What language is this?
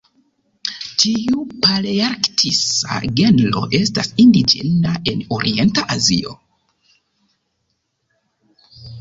Esperanto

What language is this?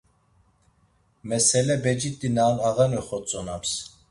Laz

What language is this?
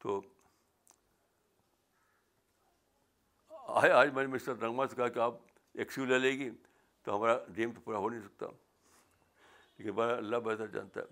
Urdu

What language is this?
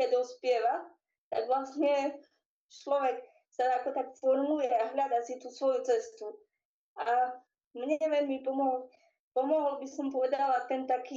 Slovak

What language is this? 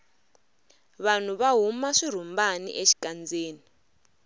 Tsonga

